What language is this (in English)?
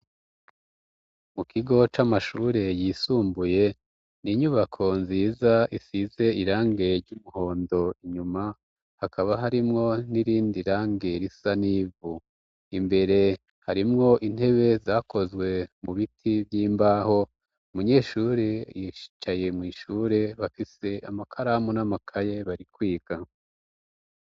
Rundi